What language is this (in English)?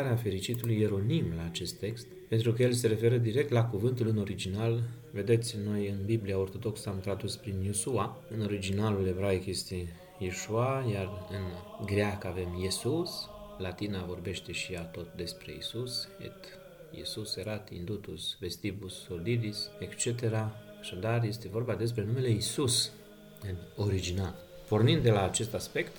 Romanian